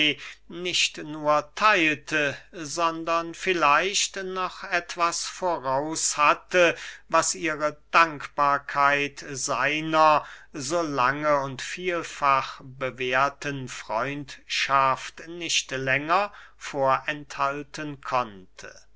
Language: German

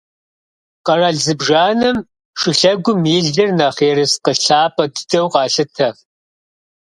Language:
Kabardian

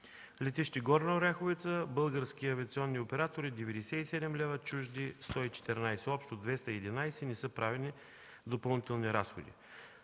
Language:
Bulgarian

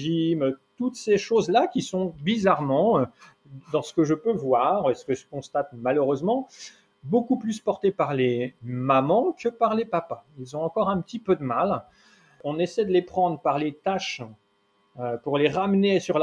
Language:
French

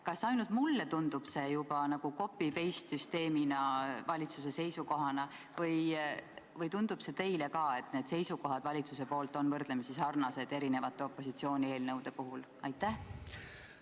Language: Estonian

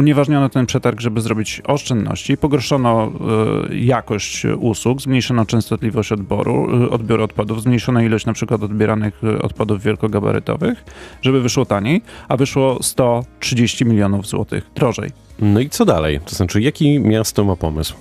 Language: Polish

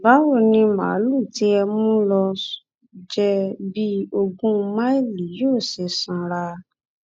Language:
Yoruba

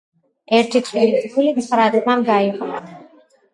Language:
Georgian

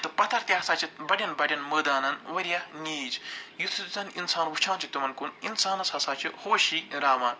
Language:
Kashmiri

